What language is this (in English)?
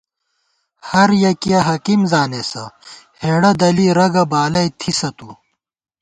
Gawar-Bati